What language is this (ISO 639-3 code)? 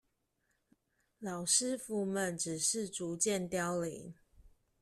zho